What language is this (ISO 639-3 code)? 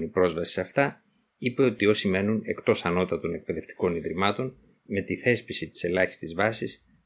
ell